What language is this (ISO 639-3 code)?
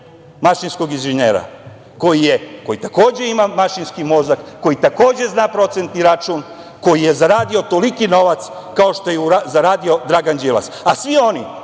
srp